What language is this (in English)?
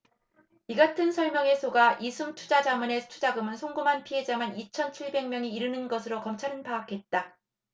Korean